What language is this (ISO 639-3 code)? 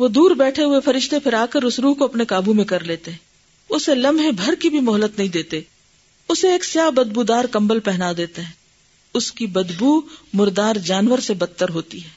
urd